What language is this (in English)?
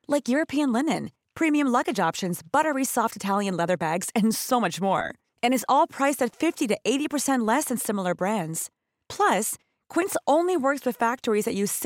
Filipino